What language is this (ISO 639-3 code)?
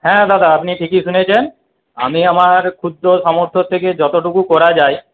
ben